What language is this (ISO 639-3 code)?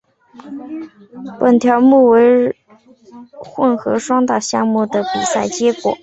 zho